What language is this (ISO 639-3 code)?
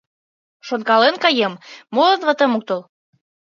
chm